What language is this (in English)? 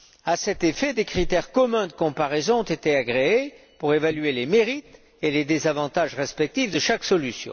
French